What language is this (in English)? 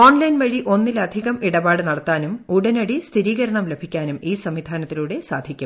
Malayalam